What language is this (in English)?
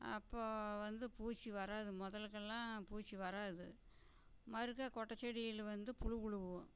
Tamil